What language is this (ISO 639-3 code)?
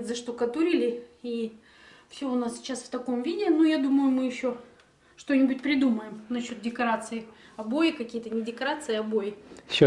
rus